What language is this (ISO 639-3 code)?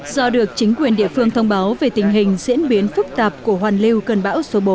vie